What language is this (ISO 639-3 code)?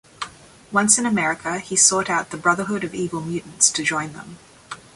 eng